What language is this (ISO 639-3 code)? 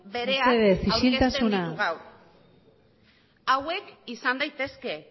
eus